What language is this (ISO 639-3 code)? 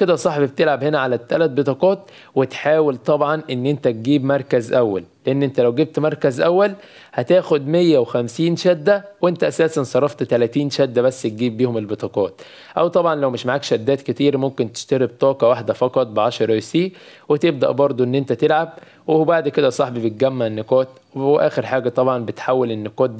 ara